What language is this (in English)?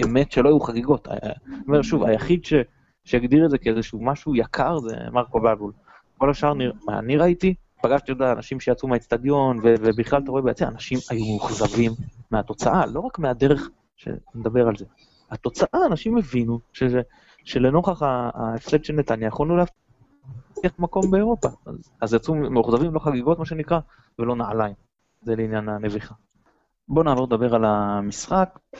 Hebrew